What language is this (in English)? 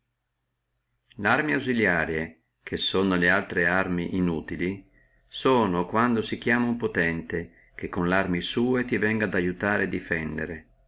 Italian